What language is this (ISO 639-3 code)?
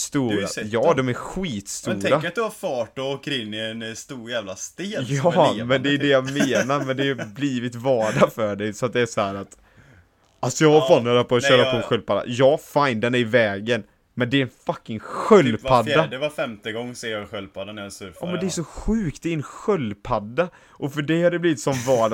swe